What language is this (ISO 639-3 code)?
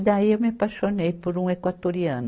por